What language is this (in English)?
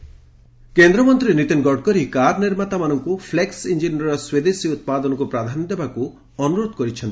Odia